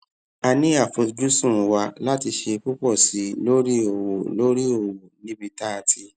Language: Yoruba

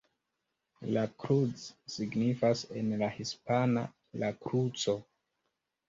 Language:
Esperanto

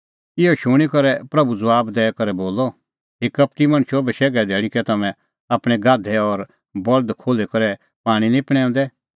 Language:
Kullu Pahari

